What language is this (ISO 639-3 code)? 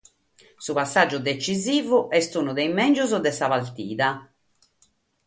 srd